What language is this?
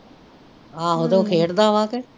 Punjabi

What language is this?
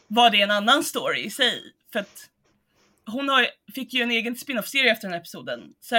Swedish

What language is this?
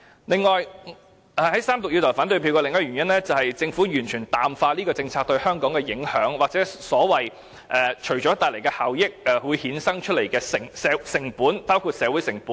Cantonese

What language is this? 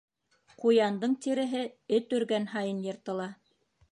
Bashkir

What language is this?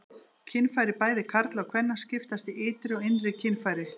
Icelandic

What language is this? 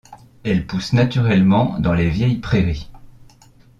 French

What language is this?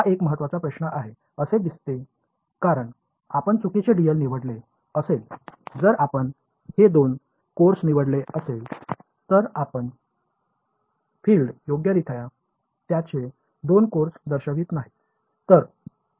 Marathi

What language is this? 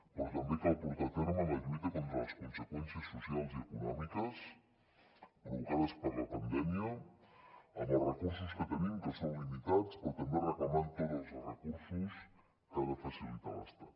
Catalan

